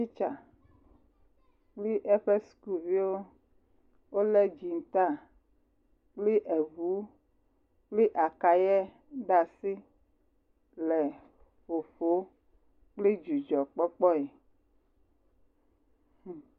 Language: Ewe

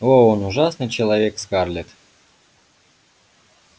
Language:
Russian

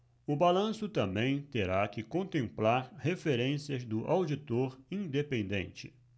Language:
Portuguese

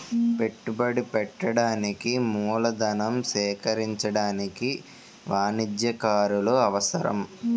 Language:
Telugu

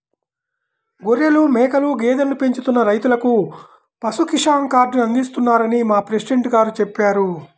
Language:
Telugu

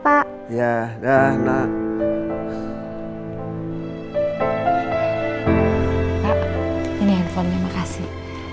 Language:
Indonesian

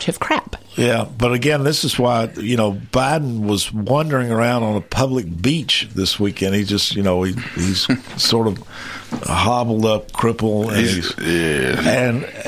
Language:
English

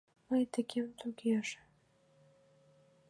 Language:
Mari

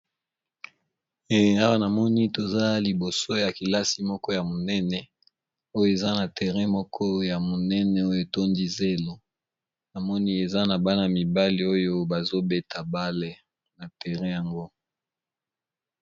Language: Lingala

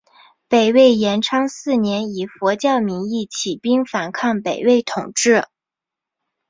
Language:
Chinese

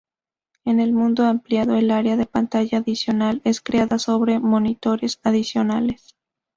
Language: Spanish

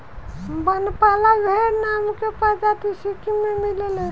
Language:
Bhojpuri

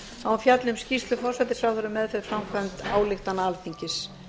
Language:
Icelandic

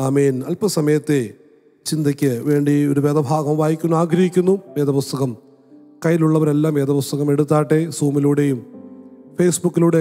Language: Hindi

